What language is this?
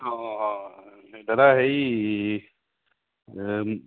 Assamese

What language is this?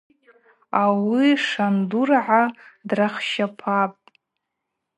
Abaza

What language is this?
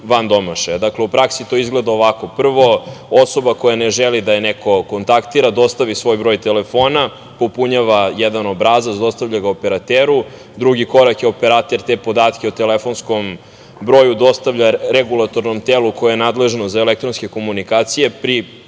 Serbian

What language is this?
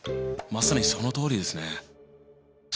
Japanese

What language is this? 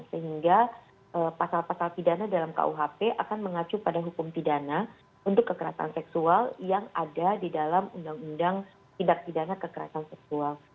Indonesian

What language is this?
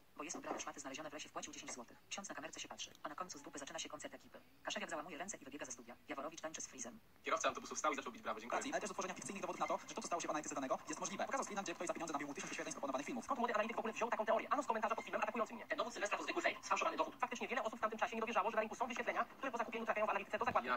Polish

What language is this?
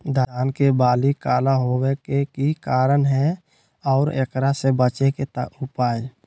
Magahi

